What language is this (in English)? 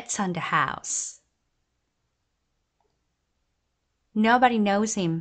Korean